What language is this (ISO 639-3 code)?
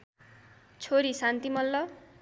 nep